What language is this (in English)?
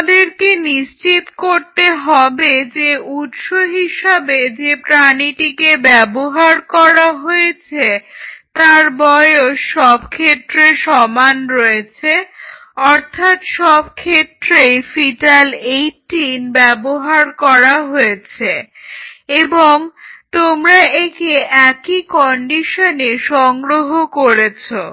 Bangla